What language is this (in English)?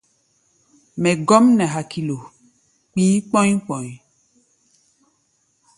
Gbaya